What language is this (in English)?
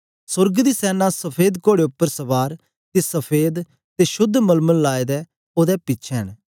Dogri